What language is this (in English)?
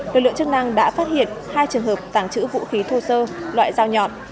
Vietnamese